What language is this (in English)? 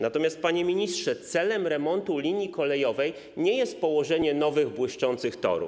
Polish